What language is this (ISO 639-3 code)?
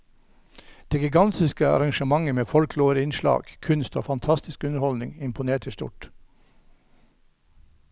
nor